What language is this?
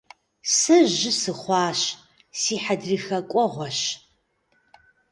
Kabardian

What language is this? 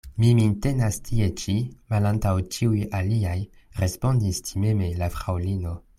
Esperanto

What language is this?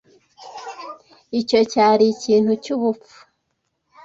Kinyarwanda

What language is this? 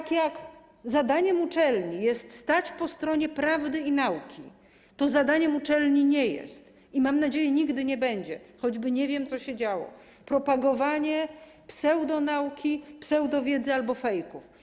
Polish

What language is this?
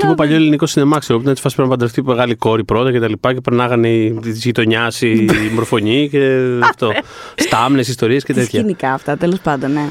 Greek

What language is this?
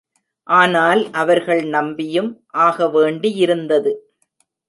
Tamil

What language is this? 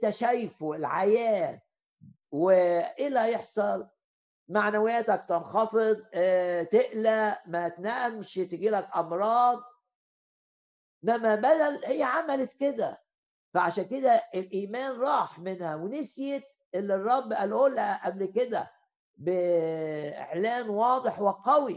Arabic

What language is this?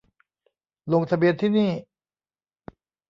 Thai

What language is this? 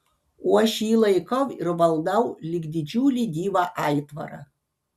Lithuanian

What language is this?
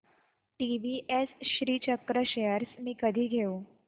Marathi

